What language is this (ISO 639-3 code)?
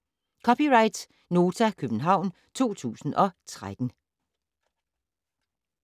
dan